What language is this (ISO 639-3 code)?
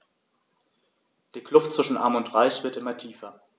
deu